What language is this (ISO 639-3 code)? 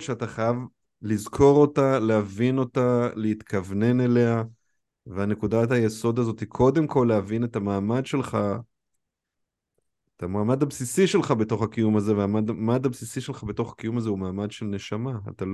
heb